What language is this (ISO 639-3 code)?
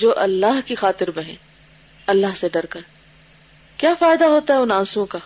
urd